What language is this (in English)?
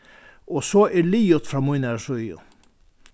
Faroese